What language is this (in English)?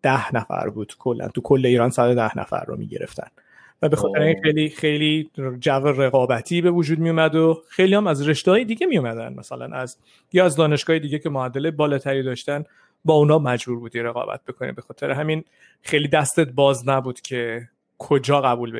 Persian